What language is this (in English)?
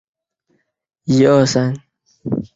Chinese